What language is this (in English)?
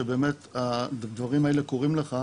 Hebrew